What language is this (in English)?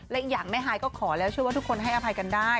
Thai